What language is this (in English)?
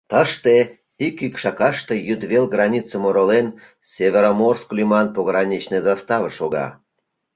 Mari